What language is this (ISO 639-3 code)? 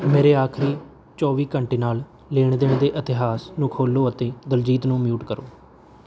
pan